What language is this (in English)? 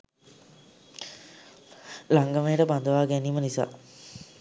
Sinhala